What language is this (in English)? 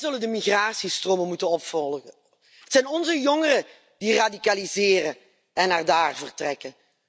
Dutch